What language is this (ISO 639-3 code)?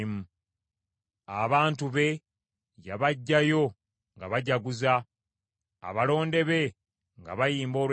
lug